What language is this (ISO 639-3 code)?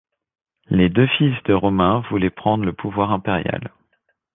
fra